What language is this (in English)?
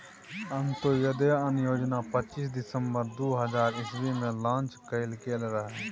Maithili